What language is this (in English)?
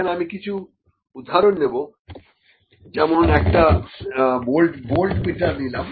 Bangla